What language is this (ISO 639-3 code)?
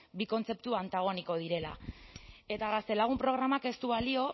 eus